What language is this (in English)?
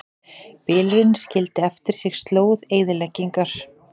Icelandic